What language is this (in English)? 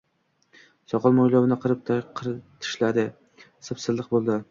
Uzbek